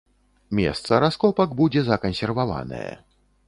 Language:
Belarusian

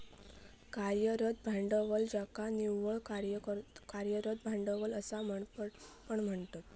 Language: Marathi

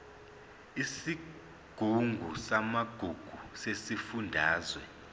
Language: Zulu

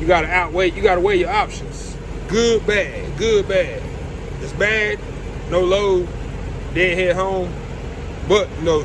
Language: English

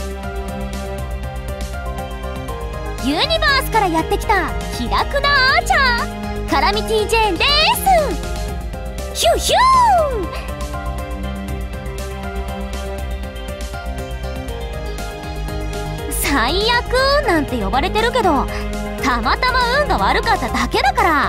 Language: Japanese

